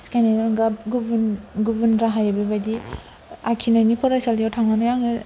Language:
Bodo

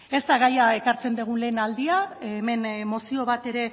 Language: Basque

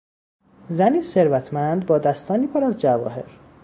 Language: Persian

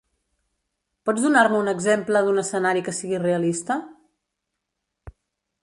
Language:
Catalan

